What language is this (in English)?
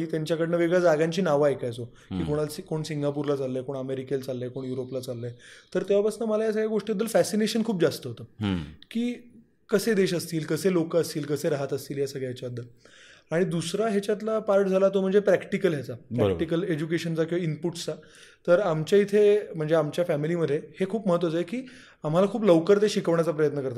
Marathi